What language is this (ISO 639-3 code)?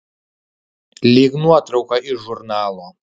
lit